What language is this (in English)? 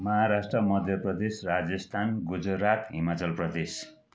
Nepali